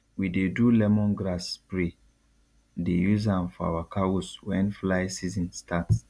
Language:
Nigerian Pidgin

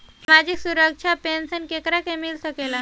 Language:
Bhojpuri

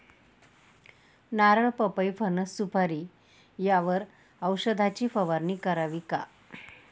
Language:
Marathi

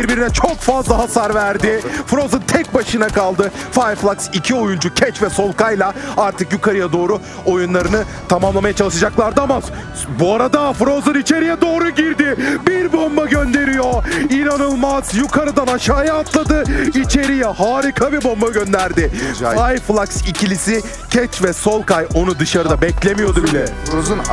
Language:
Turkish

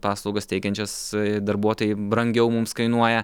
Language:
Lithuanian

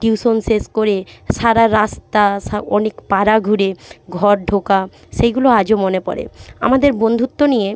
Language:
Bangla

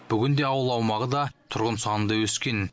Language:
Kazakh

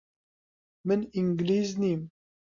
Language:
Central Kurdish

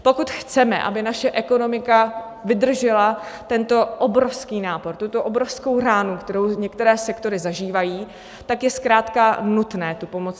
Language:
Czech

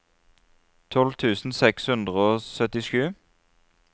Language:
Norwegian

